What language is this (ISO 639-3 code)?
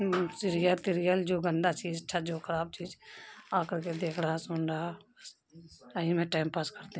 urd